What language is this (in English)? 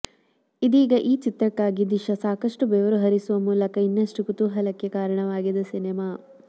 Kannada